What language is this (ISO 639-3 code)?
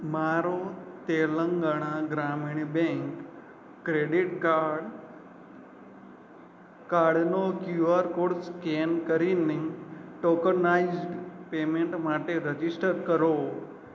guj